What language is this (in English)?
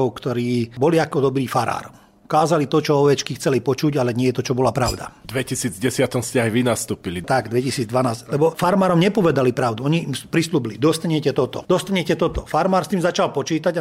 Slovak